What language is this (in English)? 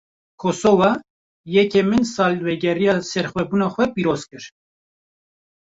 Kurdish